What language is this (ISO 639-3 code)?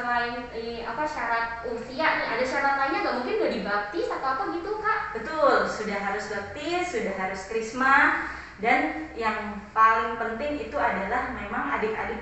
ind